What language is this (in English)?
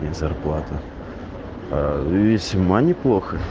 Russian